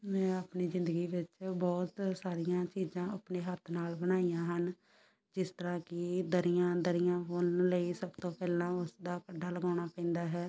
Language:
Punjabi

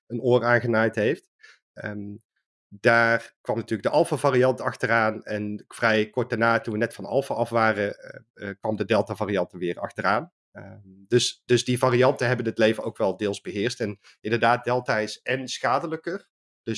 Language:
Dutch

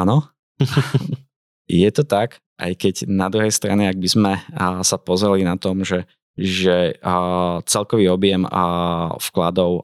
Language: Slovak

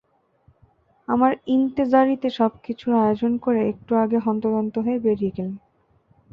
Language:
Bangla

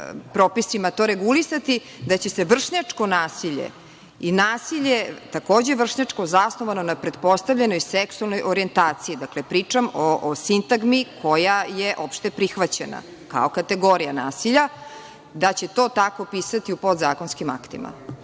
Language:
Serbian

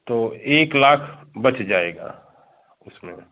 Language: Hindi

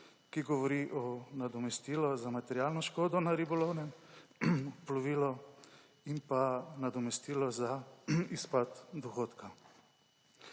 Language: Slovenian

